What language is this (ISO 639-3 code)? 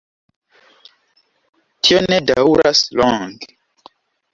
epo